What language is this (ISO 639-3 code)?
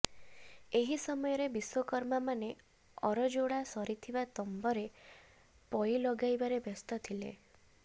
ori